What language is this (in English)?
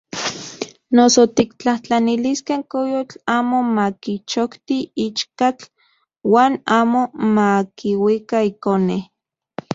Central Puebla Nahuatl